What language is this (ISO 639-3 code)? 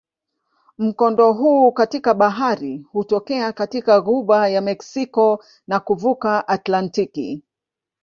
swa